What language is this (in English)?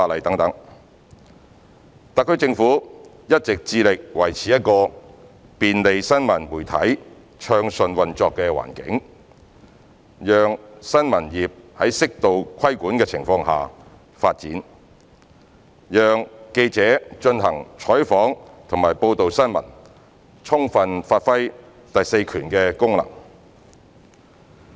Cantonese